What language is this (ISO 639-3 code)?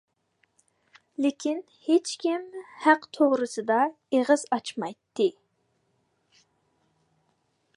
uig